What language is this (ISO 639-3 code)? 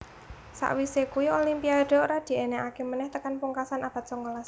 jav